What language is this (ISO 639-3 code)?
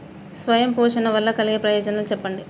tel